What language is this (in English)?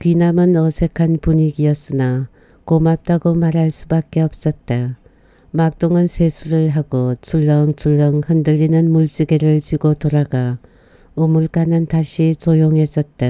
Korean